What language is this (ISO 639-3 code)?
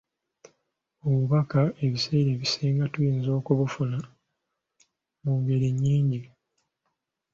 lug